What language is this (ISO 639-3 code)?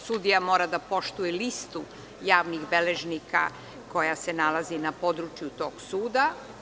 srp